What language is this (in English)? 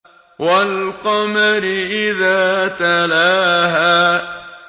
Arabic